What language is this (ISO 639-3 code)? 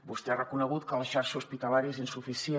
cat